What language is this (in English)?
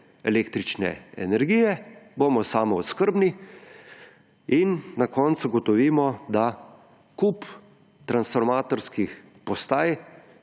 Slovenian